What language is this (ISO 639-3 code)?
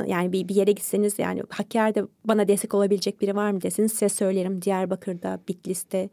tur